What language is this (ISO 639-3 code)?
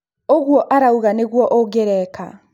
kik